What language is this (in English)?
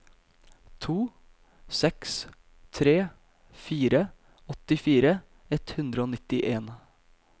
Norwegian